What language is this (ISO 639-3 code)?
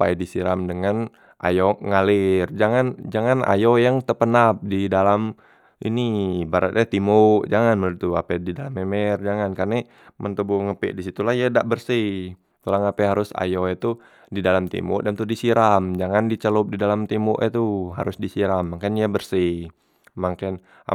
mui